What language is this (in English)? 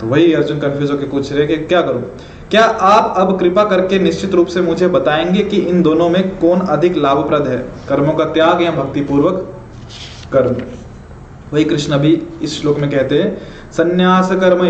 Hindi